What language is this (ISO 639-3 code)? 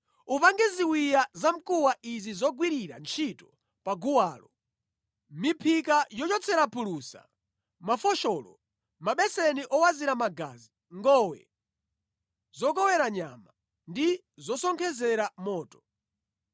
nya